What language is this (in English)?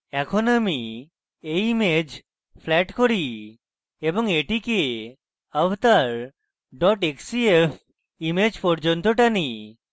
Bangla